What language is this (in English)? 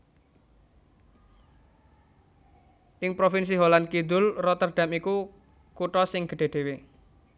Javanese